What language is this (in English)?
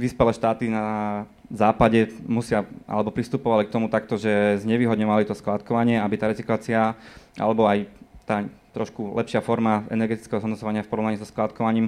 Slovak